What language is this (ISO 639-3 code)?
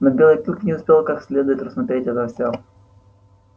rus